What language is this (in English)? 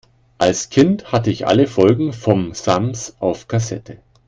German